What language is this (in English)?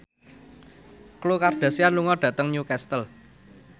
Javanese